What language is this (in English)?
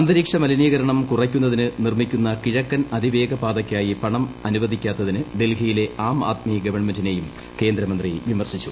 Malayalam